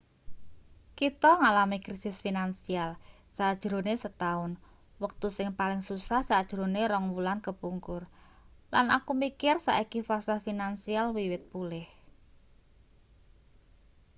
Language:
Javanese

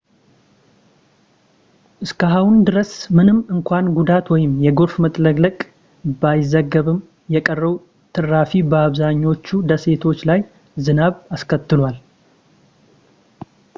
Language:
Amharic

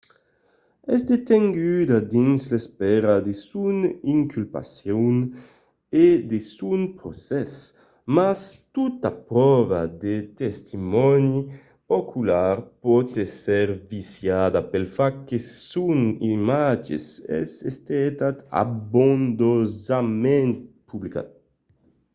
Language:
Occitan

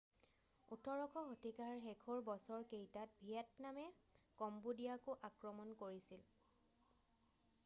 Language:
Assamese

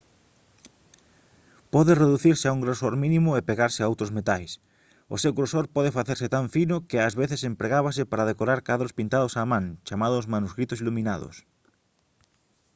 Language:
Galician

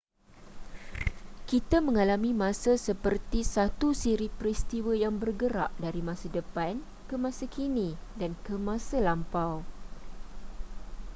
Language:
Malay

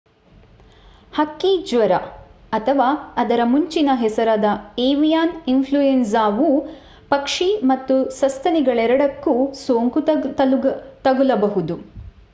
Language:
Kannada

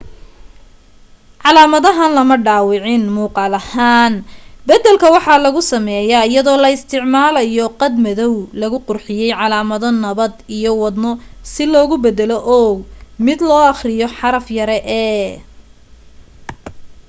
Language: Somali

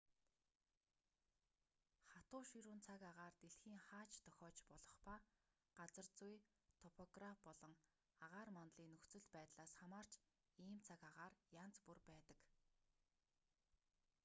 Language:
Mongolian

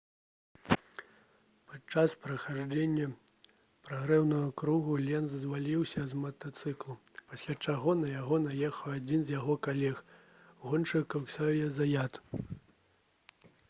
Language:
Belarusian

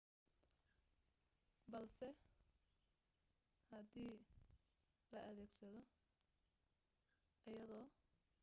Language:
Somali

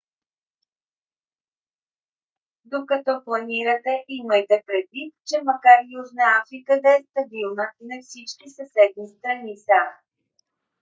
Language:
Bulgarian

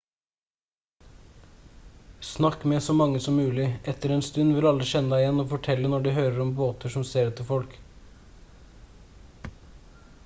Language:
Norwegian Bokmål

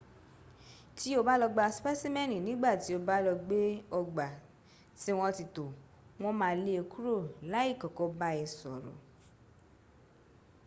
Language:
Yoruba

